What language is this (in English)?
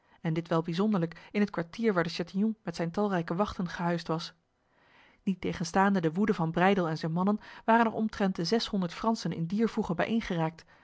Dutch